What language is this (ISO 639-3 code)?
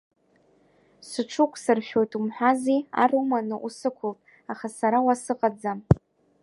abk